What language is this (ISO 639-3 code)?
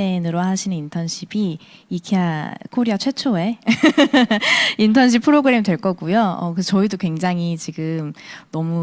kor